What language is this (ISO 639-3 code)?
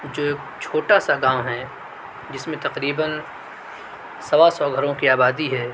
urd